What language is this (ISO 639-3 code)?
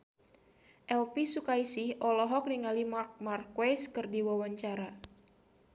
sun